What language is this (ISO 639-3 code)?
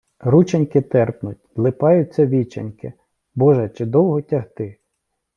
ukr